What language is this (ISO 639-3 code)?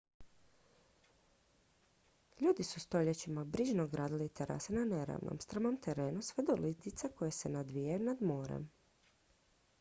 hrv